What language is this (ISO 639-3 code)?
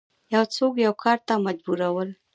pus